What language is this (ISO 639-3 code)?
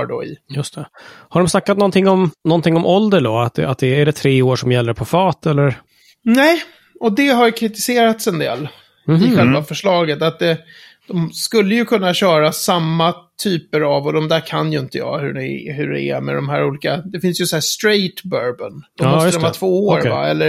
swe